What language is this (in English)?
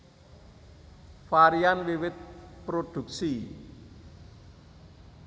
Javanese